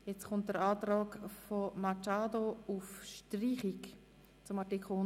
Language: Swiss German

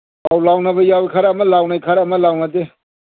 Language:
Manipuri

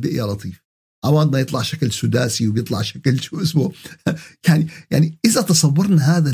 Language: Arabic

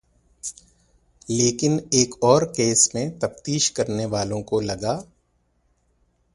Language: Urdu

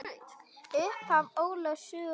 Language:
Icelandic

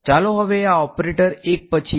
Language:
Gujarati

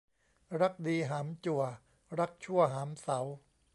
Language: Thai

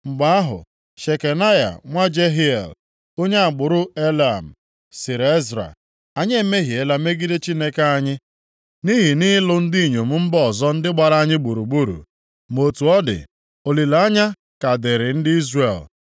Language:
Igbo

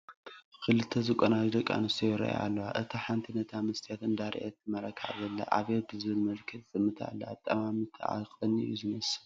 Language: Tigrinya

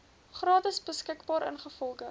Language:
Afrikaans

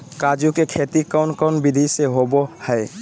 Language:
Magahi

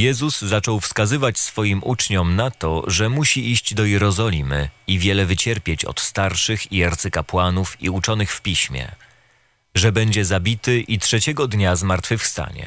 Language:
Polish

